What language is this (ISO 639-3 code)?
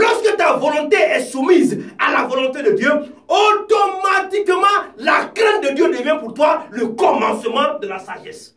fra